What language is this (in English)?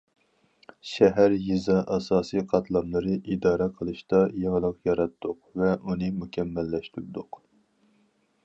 Uyghur